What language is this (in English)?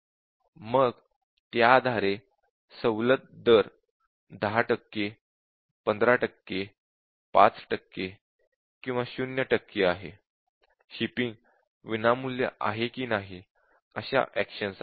Marathi